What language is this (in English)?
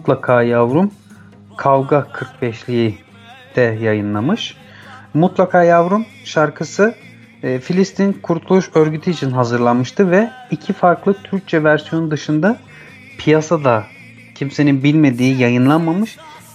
Turkish